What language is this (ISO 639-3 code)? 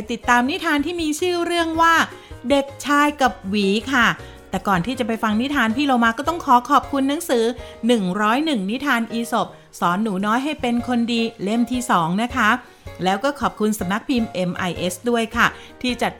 tha